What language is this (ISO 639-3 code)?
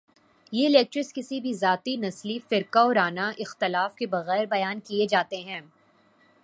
urd